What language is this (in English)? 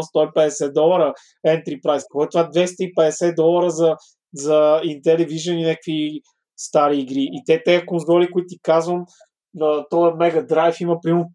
Bulgarian